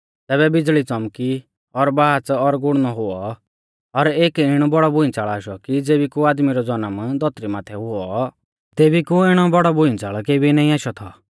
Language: Mahasu Pahari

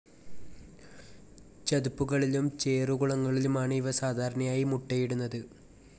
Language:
Malayalam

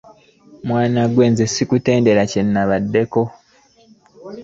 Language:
Ganda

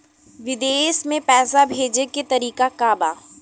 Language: Bhojpuri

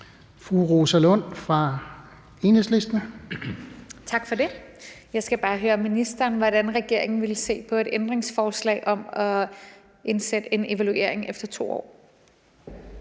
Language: Danish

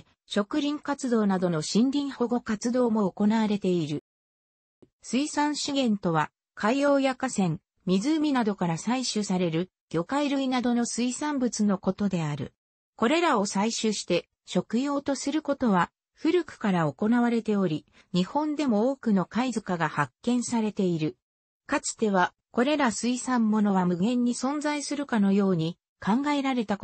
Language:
Japanese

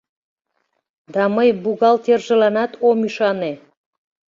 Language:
Mari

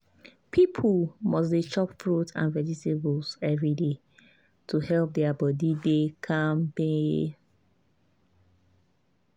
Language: Nigerian Pidgin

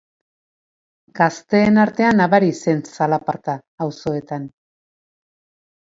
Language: Basque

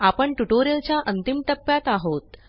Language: Marathi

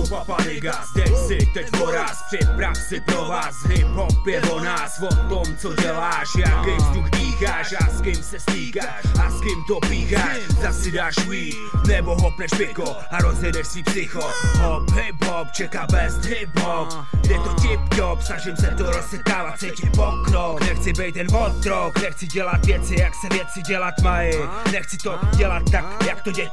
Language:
Czech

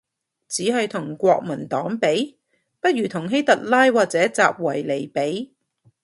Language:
Cantonese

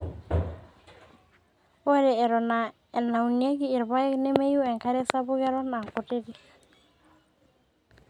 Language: Masai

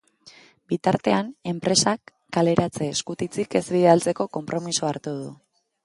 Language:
Basque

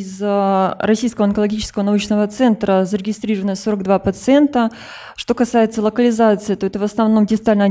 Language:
Russian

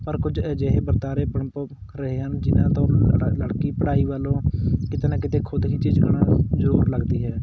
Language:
Punjabi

